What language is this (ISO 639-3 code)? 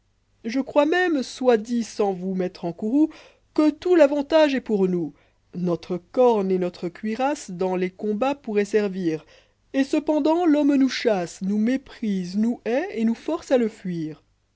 fra